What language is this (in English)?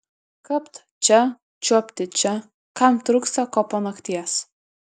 Lithuanian